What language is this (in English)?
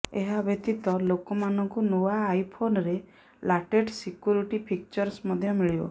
Odia